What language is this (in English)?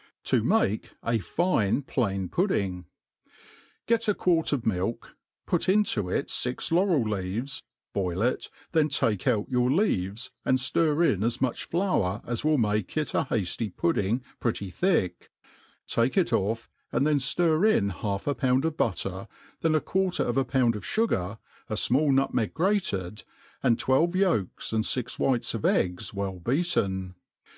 English